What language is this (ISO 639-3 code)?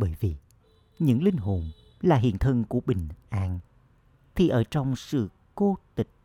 vie